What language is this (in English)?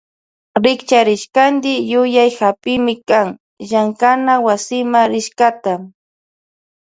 Loja Highland Quichua